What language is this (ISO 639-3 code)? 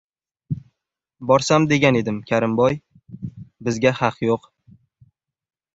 uzb